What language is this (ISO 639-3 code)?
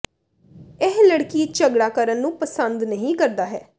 pan